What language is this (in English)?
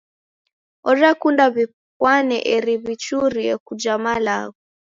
Taita